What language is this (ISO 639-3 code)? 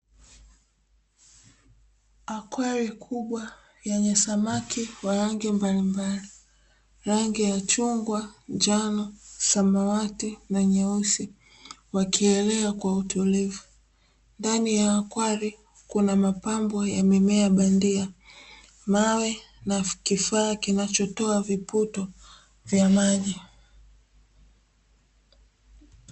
swa